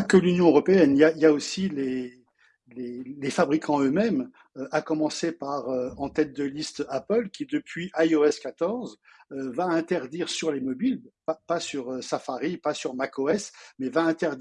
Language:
French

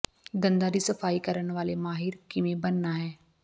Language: Punjabi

